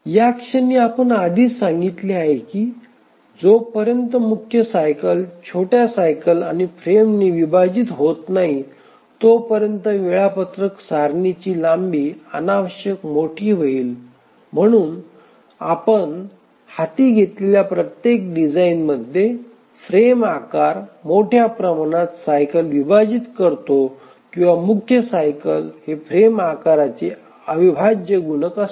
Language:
Marathi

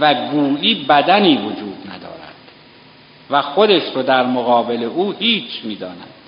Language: Persian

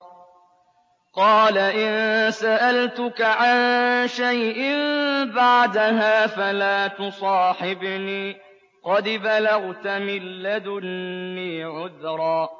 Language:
Arabic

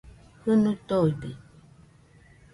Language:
Nüpode Huitoto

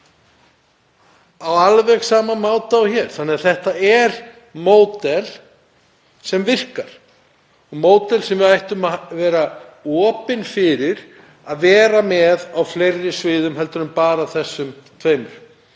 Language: Icelandic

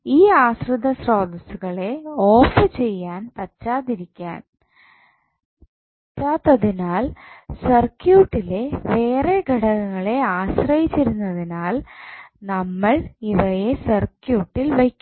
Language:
Malayalam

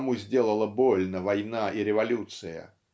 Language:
Russian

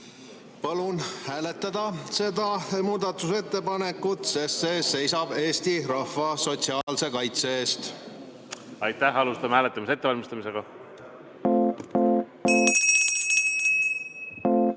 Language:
Estonian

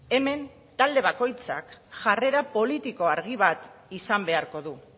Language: Basque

